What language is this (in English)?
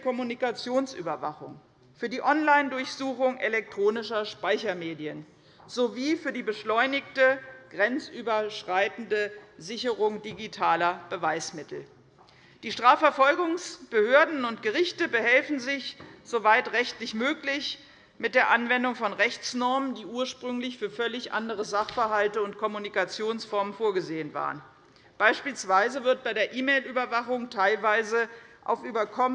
German